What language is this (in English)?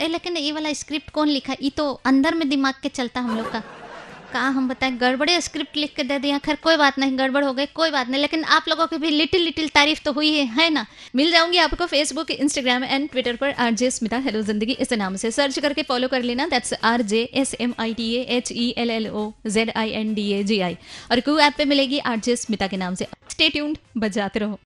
Hindi